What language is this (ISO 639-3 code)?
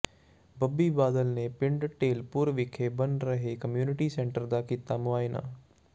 pan